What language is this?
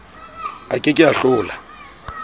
Southern Sotho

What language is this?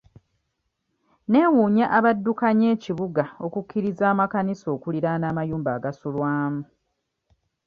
Ganda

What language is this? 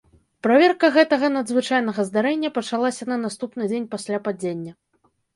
Belarusian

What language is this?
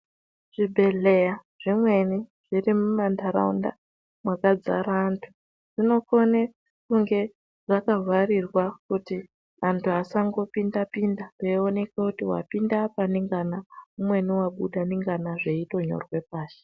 Ndau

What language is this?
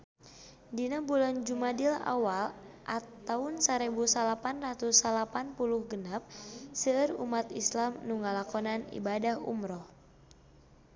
Sundanese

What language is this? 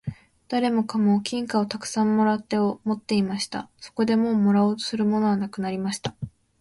Japanese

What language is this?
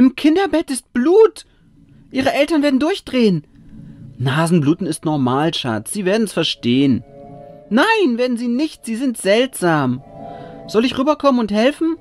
German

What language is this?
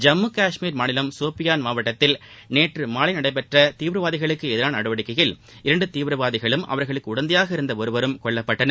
Tamil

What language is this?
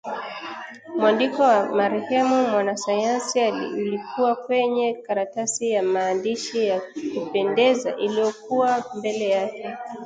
Swahili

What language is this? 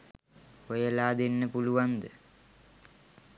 Sinhala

